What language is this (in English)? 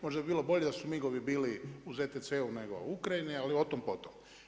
Croatian